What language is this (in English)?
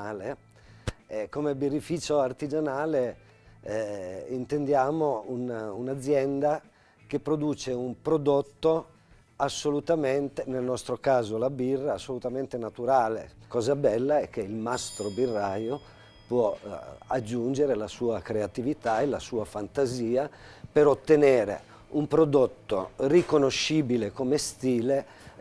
Italian